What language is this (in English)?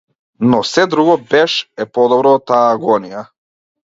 Macedonian